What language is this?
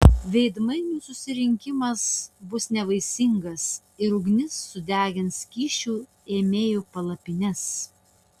Lithuanian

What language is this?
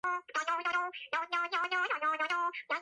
Georgian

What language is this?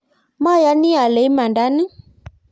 Kalenjin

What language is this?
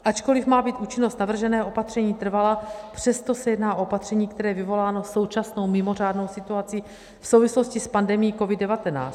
Czech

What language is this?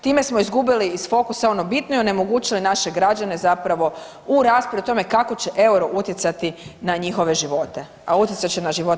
Croatian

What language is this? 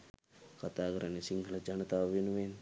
Sinhala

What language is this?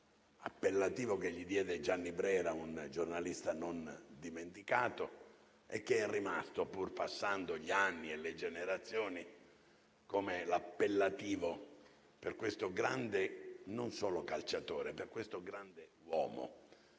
Italian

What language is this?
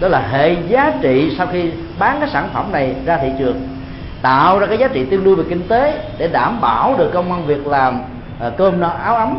Vietnamese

